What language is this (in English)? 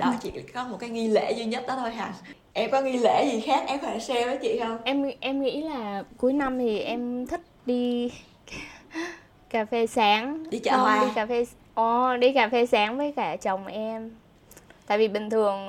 Vietnamese